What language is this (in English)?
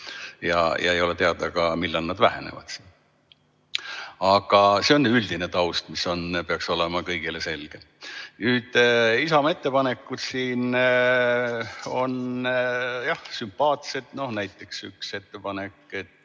Estonian